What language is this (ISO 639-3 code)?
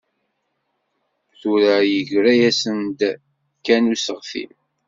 kab